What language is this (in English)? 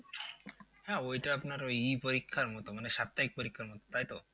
Bangla